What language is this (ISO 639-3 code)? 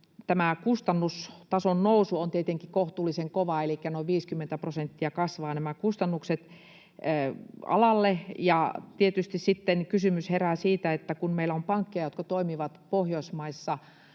fin